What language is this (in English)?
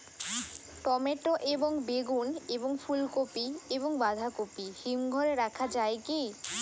Bangla